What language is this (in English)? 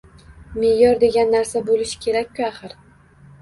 Uzbek